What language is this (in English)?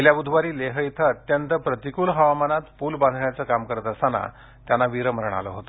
Marathi